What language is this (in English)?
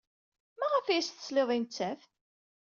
Kabyle